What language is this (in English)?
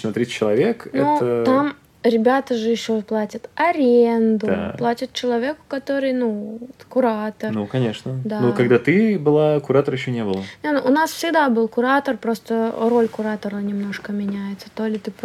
Russian